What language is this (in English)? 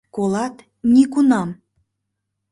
Mari